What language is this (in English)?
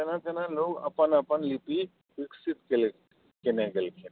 Maithili